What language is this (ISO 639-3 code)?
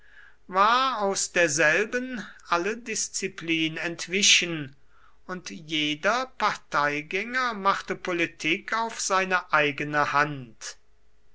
deu